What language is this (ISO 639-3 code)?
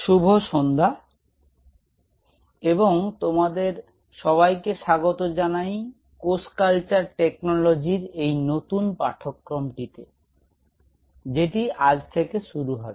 ben